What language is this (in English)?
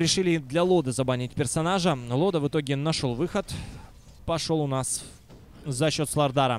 Russian